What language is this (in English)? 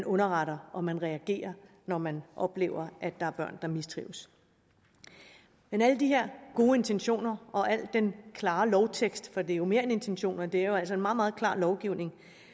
Danish